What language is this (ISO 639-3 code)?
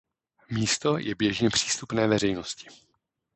ces